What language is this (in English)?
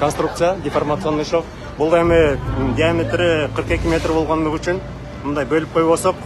Russian